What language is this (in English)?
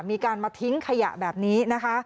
Thai